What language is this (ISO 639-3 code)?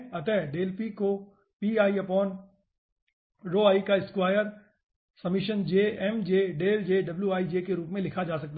hin